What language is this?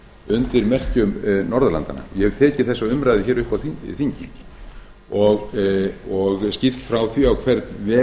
Icelandic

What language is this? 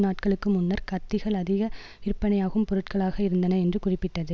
Tamil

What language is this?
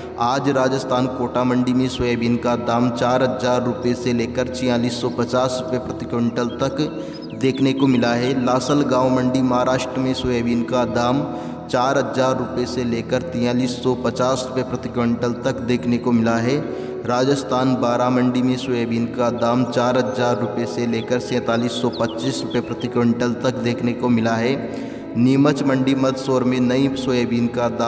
Hindi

